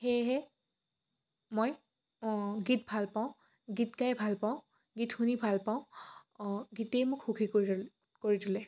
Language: Assamese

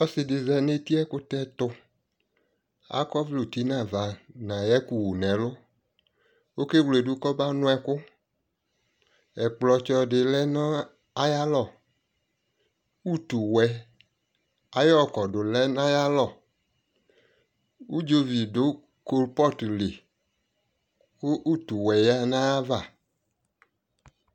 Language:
Ikposo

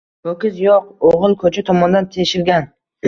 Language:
Uzbek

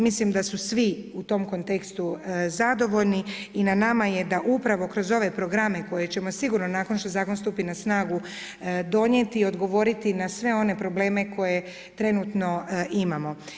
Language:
Croatian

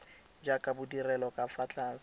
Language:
Tswana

